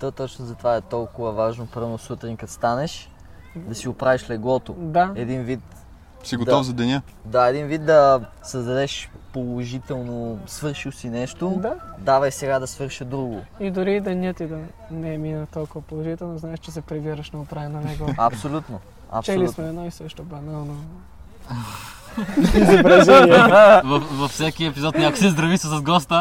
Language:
Bulgarian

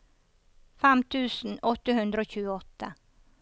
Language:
Norwegian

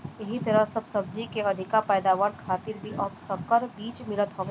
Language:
Bhojpuri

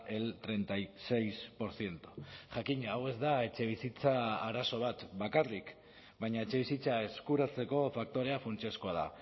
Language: Basque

